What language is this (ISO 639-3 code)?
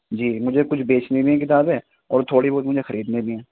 urd